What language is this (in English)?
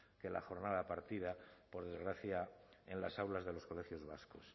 Spanish